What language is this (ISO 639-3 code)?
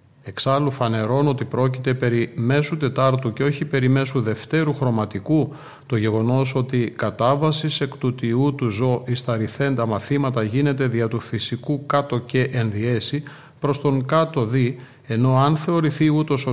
ell